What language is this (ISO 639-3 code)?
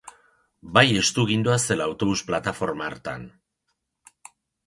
eus